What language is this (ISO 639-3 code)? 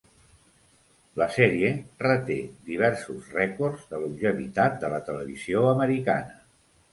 cat